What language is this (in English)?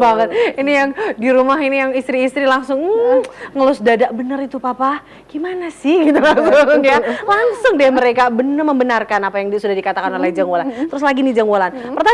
Indonesian